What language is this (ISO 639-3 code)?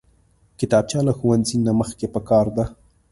pus